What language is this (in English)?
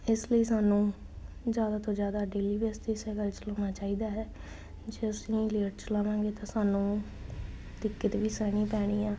Punjabi